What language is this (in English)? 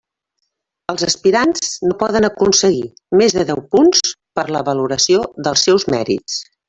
Catalan